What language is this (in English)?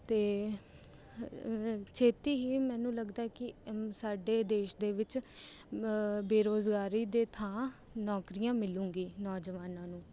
Punjabi